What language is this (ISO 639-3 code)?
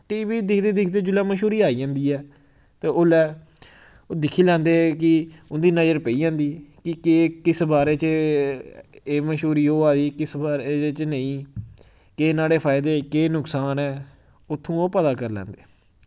doi